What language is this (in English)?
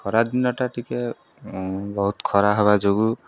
Odia